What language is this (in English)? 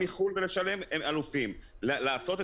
Hebrew